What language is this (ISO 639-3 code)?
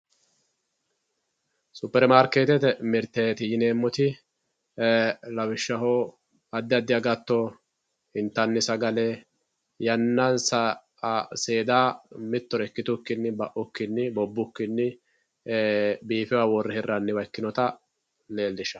sid